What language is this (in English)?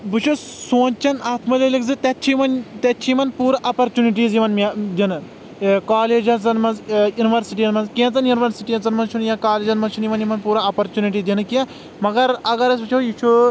Kashmiri